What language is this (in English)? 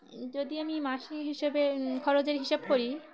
Bangla